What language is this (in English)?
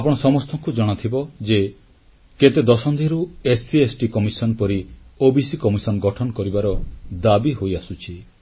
Odia